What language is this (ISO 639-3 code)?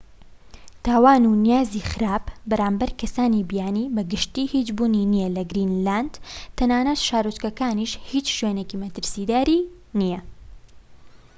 ckb